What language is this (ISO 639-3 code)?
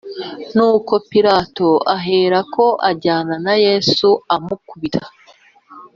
kin